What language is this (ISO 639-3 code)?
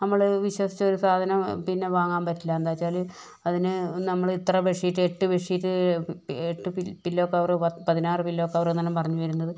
mal